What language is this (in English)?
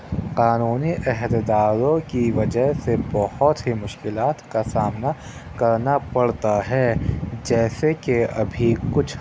Urdu